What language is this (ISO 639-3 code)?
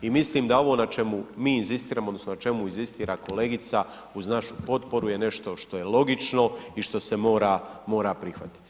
hrv